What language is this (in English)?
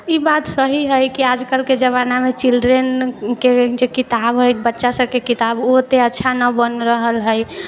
Maithili